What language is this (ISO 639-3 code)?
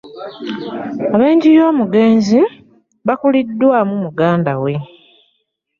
lug